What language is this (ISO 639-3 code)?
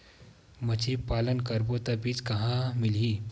hne